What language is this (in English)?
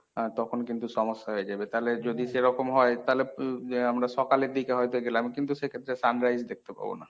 Bangla